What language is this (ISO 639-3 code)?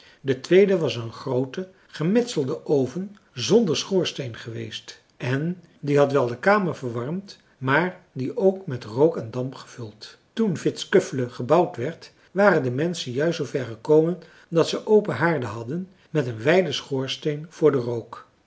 nld